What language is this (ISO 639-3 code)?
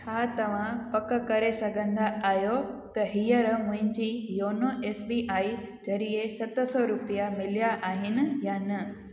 snd